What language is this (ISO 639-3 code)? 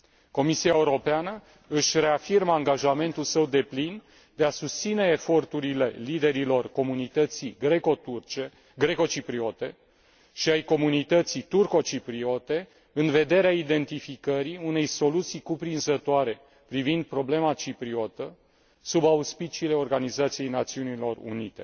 ron